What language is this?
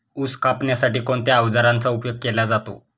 Marathi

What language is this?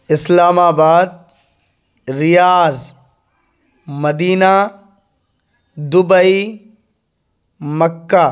Urdu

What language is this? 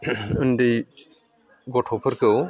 Bodo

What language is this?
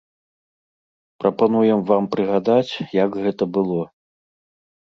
Belarusian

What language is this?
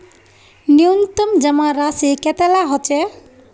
Magahi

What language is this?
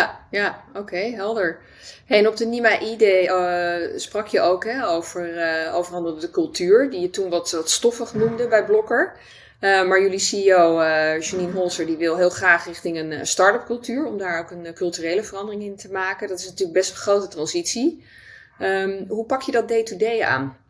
Dutch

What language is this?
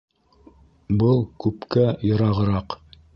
Bashkir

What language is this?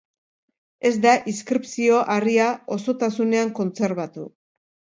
Basque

